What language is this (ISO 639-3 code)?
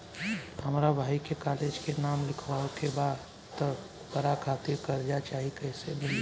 bho